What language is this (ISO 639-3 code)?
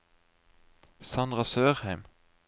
nor